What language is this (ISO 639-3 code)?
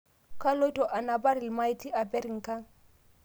mas